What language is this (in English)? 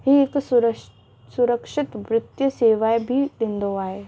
Sindhi